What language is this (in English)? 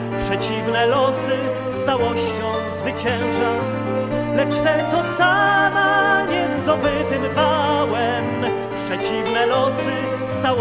Polish